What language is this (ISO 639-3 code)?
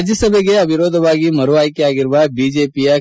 kan